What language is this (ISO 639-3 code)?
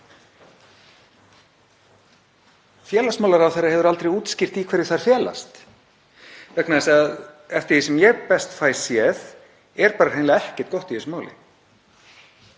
isl